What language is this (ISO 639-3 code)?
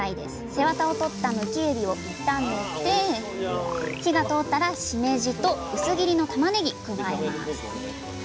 jpn